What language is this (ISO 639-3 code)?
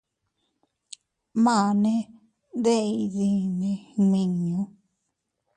cut